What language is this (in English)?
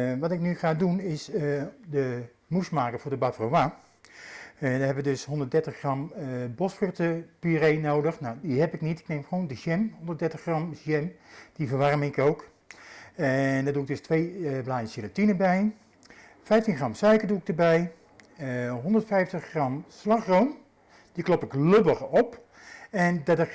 Dutch